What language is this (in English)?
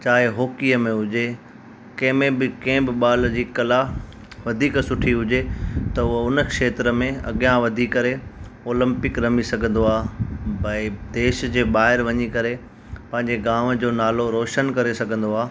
Sindhi